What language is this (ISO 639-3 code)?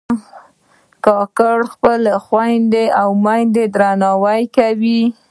pus